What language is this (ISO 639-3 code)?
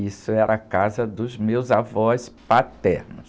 por